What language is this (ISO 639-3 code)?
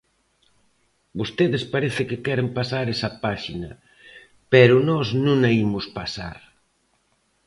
glg